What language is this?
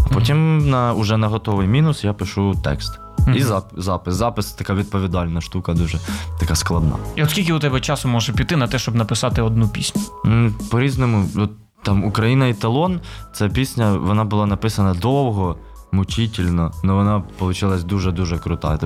Ukrainian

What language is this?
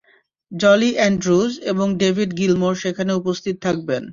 Bangla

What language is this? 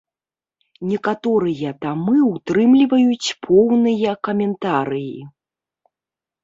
Belarusian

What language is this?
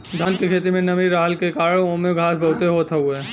Bhojpuri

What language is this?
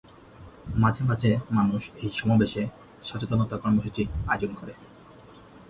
Bangla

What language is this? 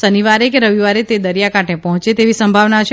Gujarati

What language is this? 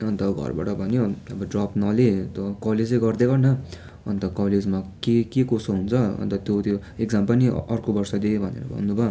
Nepali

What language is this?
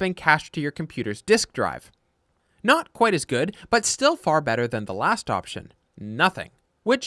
English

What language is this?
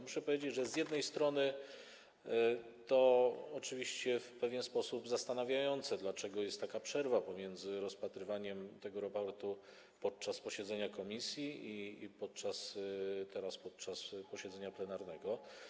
Polish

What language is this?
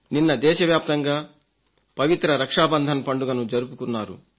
Telugu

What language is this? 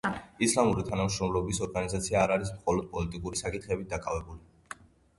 Georgian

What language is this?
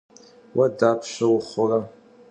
Kabardian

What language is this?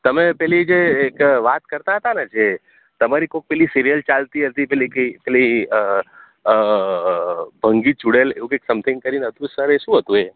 Gujarati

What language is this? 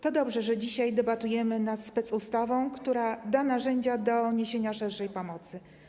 Polish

